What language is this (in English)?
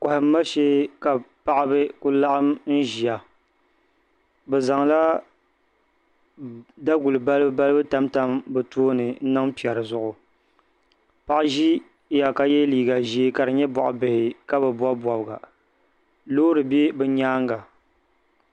Dagbani